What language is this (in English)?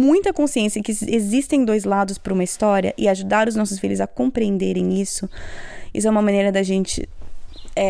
Portuguese